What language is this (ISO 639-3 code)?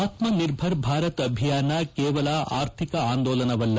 kan